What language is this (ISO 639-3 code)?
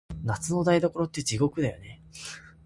jpn